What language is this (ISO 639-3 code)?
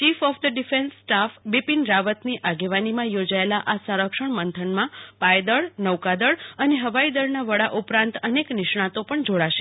guj